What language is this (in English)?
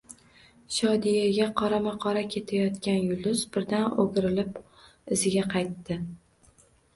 Uzbek